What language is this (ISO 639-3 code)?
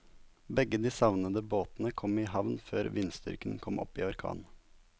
nor